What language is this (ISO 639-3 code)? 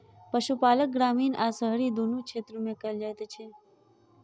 mai